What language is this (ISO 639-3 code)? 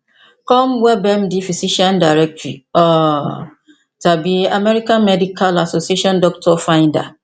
yor